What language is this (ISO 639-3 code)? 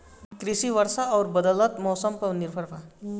bho